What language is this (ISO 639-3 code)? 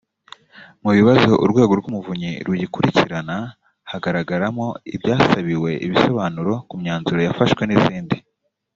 kin